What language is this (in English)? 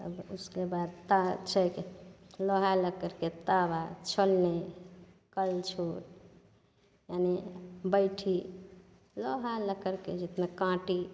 Maithili